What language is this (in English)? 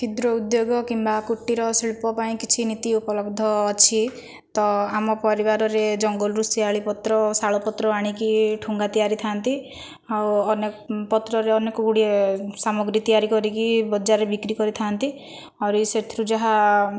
Odia